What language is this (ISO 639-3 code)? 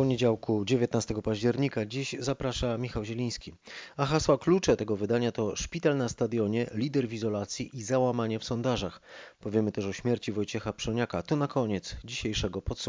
pol